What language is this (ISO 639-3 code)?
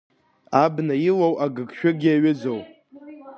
abk